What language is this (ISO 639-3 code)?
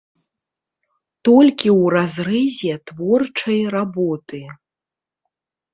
bel